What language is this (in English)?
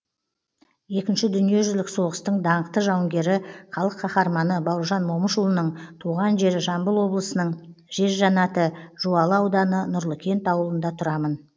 Kazakh